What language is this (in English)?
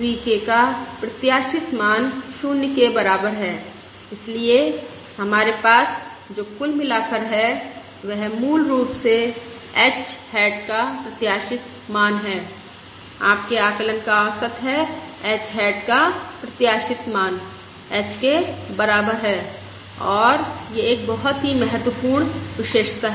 Hindi